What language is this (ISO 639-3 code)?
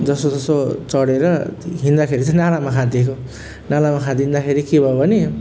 nep